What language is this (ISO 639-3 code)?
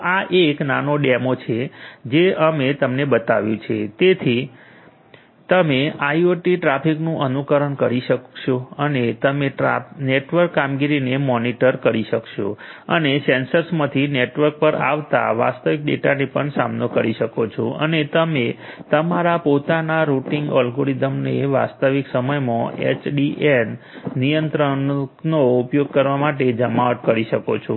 guj